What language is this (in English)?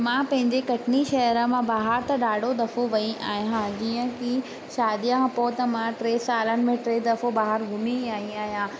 Sindhi